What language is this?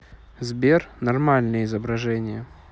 Russian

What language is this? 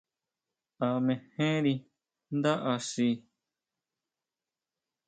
Huautla Mazatec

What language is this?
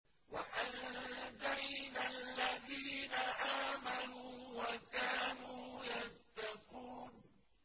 Arabic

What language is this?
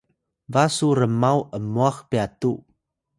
Atayal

